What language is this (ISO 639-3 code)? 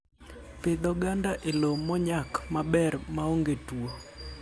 luo